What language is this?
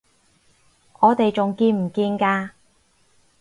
Cantonese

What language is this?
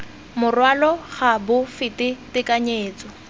Tswana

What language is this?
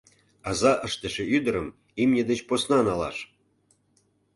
Mari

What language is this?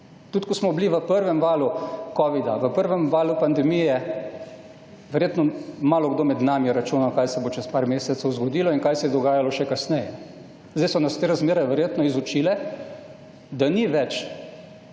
Slovenian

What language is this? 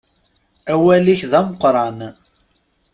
Kabyle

